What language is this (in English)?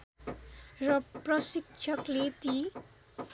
Nepali